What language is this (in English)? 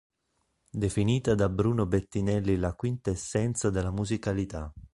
Italian